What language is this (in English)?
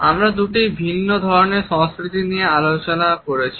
Bangla